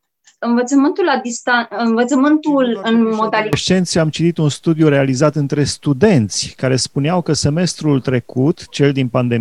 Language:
Romanian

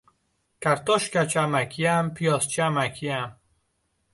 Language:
Uzbek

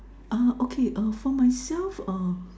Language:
English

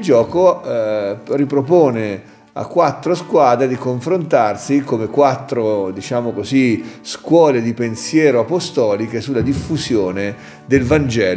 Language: Italian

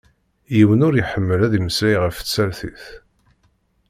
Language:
Kabyle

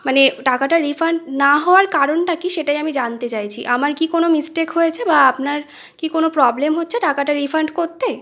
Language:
Bangla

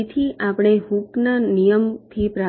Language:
Gujarati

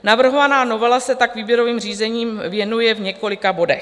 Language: Czech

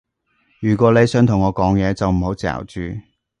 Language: Cantonese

